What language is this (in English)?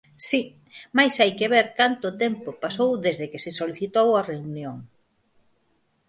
Galician